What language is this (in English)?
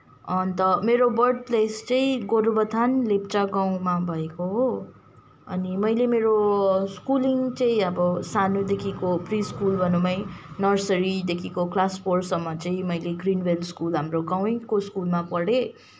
Nepali